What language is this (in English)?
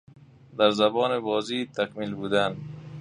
Persian